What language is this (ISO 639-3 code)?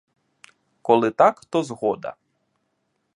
ukr